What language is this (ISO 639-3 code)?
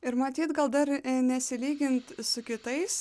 lit